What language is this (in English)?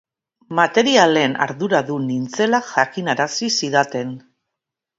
Basque